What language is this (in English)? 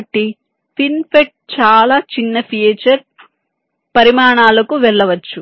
Telugu